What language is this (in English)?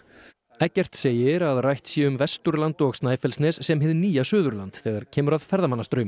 Icelandic